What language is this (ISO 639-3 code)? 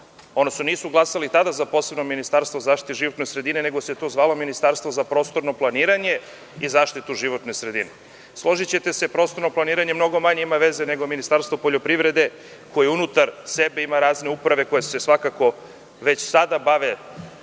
srp